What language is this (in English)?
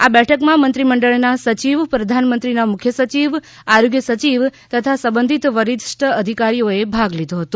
Gujarati